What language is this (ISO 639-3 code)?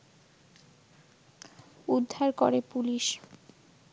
ben